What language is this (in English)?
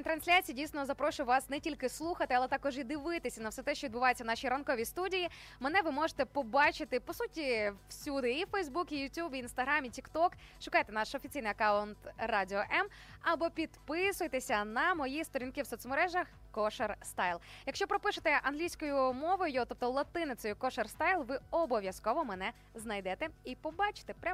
Ukrainian